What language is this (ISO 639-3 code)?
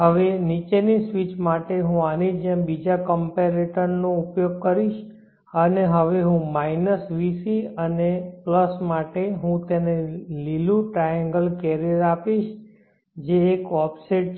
guj